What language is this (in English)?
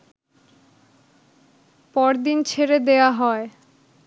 Bangla